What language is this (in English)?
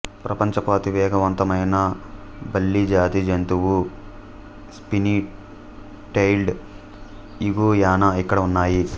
Telugu